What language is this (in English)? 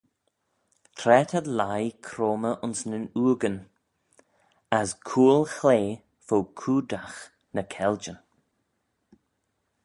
Manx